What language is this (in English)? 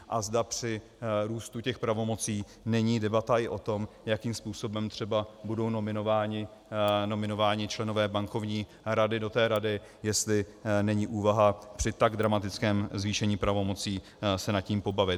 Czech